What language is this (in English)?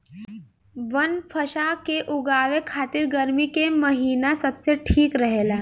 Bhojpuri